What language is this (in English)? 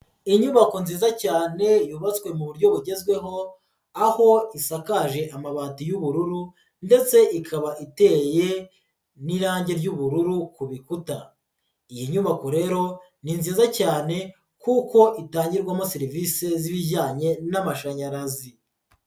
Kinyarwanda